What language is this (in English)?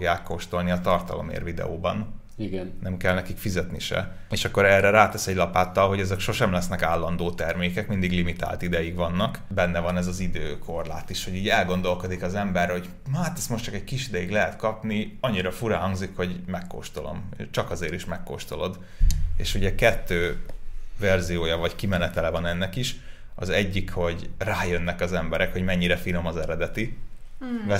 Hungarian